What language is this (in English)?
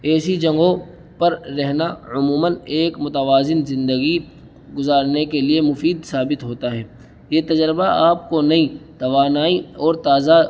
Urdu